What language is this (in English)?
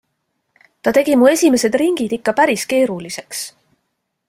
Estonian